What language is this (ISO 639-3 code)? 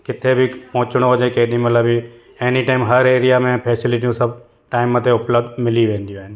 snd